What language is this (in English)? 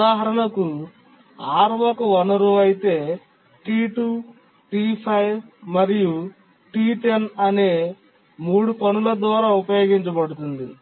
Telugu